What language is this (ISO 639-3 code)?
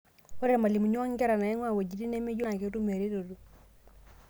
mas